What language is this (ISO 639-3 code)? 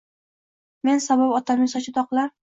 uzb